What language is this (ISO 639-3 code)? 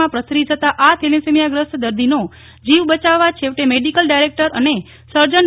guj